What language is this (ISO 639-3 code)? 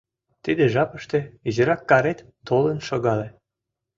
chm